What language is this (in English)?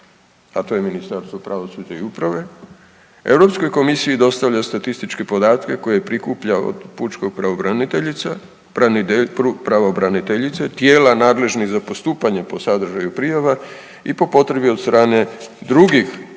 Croatian